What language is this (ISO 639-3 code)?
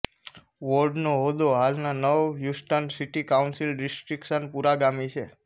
guj